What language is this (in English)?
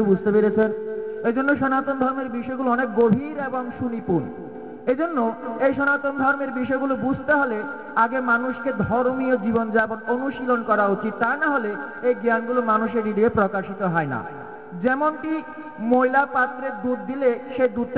Bangla